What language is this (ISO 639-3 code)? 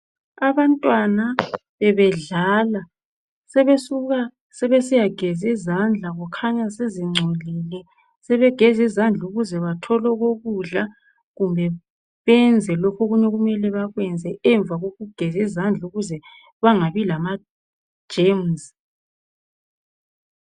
nde